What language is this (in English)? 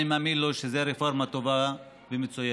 Hebrew